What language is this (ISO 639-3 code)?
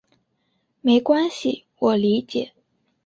zho